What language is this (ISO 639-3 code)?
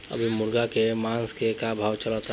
bho